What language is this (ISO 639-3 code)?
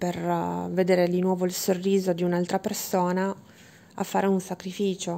ita